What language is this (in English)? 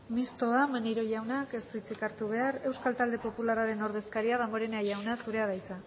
Basque